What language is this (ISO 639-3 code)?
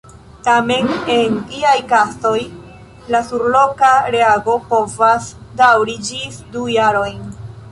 epo